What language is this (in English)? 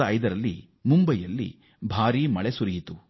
Kannada